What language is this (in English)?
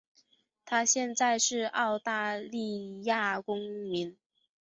Chinese